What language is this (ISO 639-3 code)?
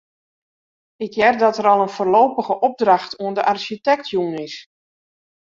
fry